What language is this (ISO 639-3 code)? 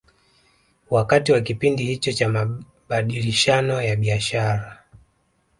swa